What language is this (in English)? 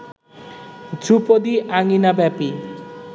Bangla